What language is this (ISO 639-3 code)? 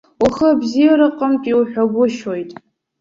abk